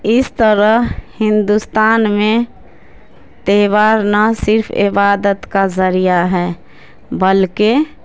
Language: Urdu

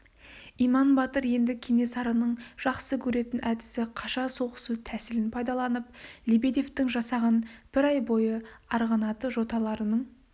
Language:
Kazakh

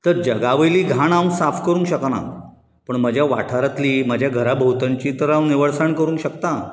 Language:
Konkani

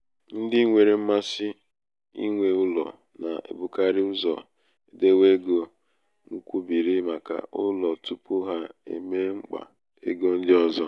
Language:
Igbo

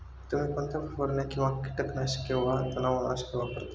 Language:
Marathi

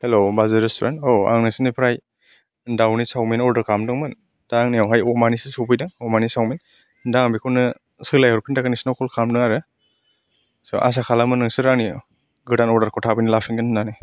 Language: Bodo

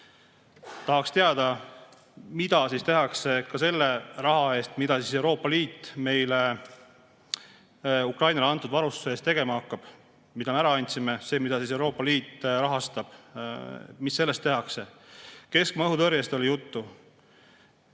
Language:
Estonian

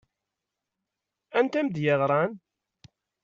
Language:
Kabyle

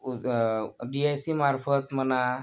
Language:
Marathi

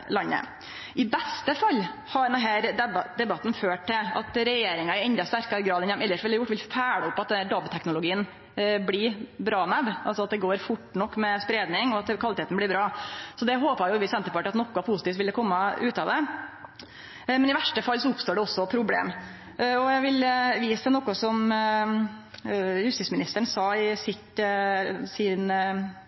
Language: Norwegian Nynorsk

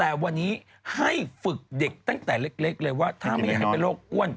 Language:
Thai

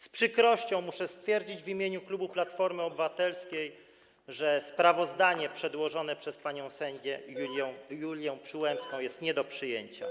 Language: Polish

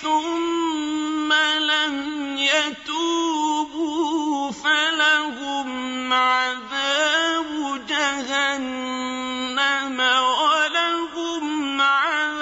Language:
Arabic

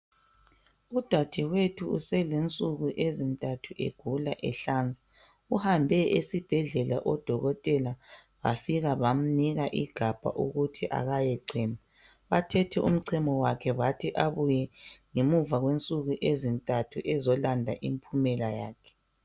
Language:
North Ndebele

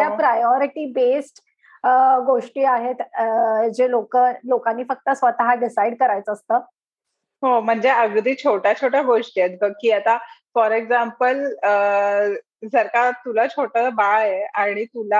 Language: Marathi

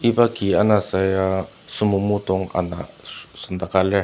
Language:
Ao Naga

